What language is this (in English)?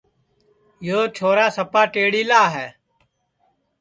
Sansi